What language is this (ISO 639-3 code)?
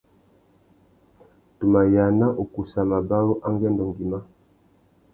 bag